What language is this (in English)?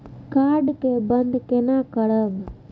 Maithili